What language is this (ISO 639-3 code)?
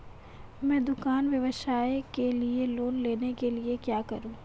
hin